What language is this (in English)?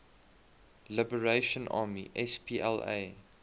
English